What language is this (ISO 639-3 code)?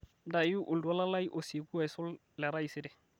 mas